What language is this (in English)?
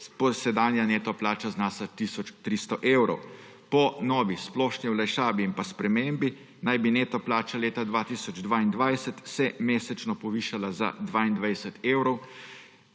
Slovenian